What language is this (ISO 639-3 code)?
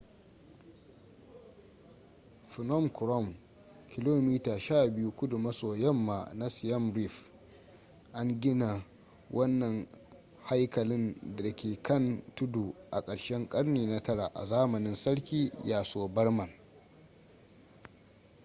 hau